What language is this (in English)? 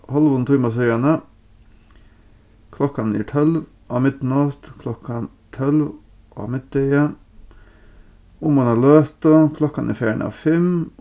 Faroese